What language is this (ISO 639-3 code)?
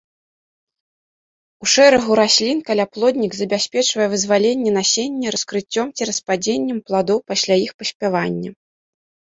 bel